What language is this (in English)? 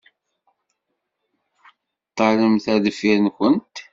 Kabyle